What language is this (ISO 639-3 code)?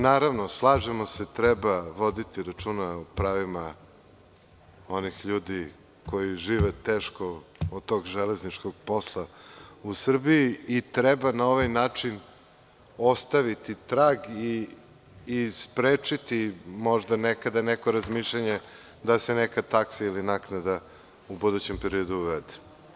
srp